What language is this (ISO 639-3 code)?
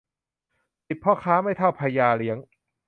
tha